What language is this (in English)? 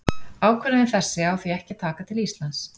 Icelandic